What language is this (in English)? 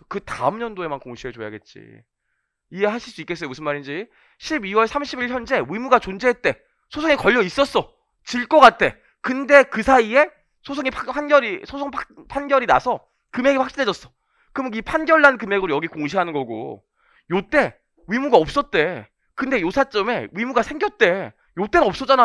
Korean